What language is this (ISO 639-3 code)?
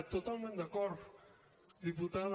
cat